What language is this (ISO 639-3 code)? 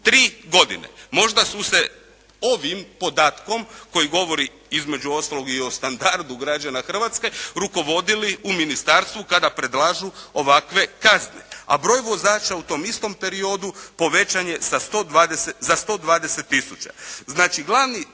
hrv